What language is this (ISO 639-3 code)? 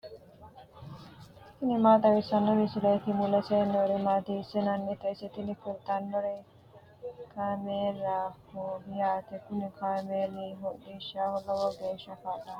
sid